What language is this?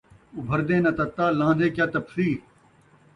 Saraiki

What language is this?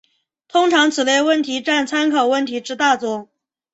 Chinese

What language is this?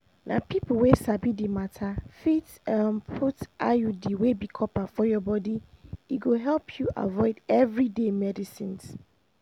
Nigerian Pidgin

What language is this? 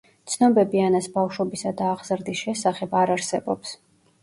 Georgian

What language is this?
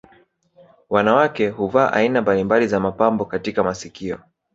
Swahili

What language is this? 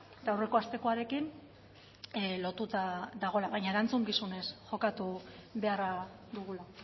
Basque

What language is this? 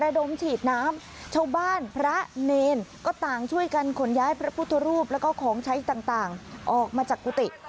Thai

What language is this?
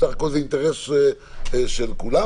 Hebrew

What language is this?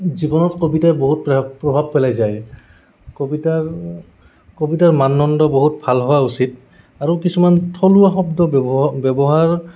Assamese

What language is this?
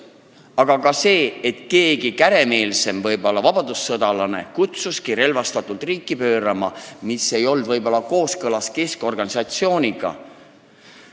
Estonian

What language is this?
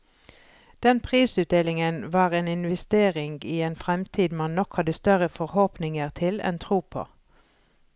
Norwegian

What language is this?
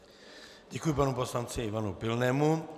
Czech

